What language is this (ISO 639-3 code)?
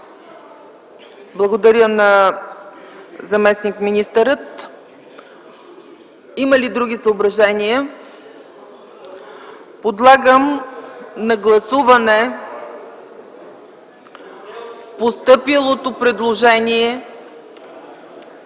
bul